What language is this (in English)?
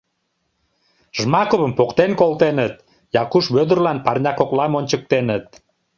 Mari